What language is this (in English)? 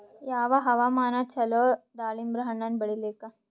Kannada